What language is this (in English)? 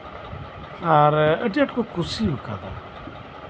Santali